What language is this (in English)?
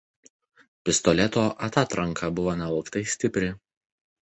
Lithuanian